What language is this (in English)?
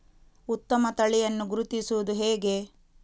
Kannada